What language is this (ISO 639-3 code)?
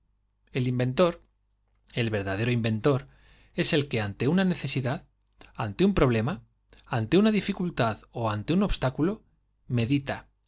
spa